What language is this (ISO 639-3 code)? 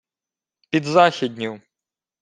ukr